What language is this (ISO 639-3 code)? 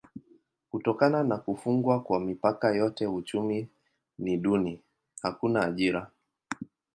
swa